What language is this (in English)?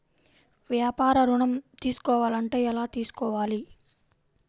Telugu